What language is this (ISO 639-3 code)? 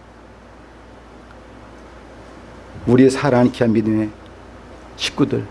kor